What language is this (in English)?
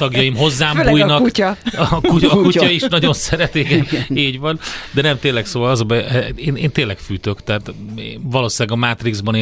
Hungarian